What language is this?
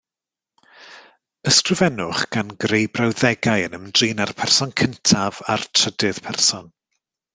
Welsh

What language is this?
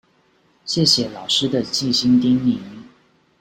Chinese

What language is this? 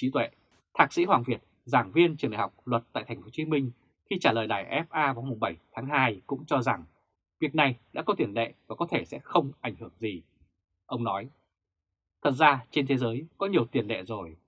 Vietnamese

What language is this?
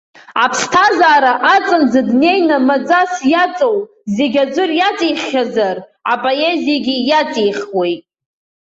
Abkhazian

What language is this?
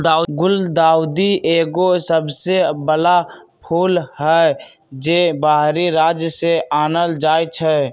Magahi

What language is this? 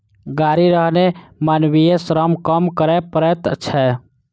Maithili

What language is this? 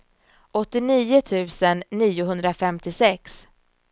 Swedish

